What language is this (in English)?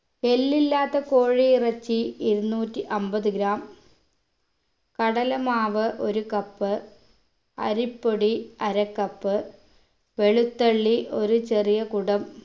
Malayalam